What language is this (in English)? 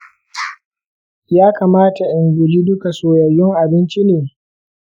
Hausa